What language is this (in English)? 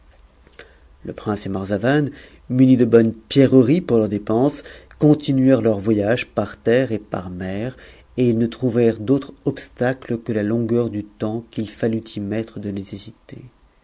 French